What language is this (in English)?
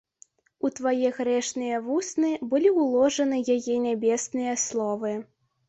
Belarusian